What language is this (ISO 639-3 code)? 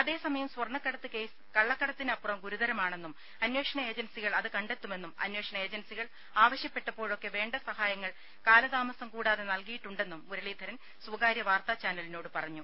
mal